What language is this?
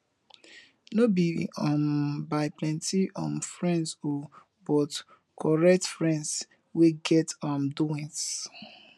Nigerian Pidgin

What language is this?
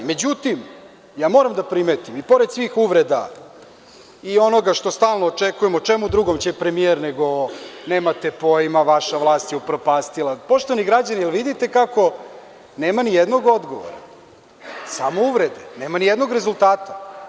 Serbian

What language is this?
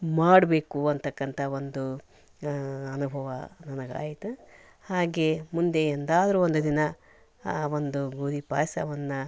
Kannada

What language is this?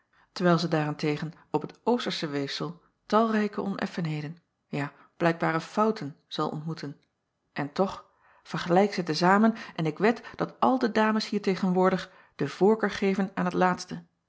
Dutch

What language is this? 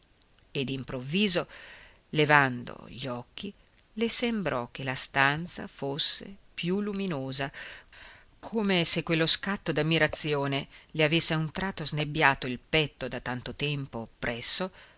Italian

